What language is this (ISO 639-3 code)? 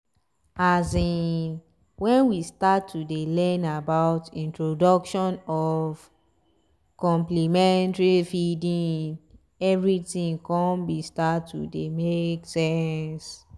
pcm